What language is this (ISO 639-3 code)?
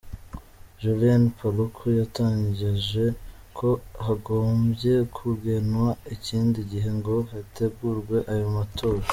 kin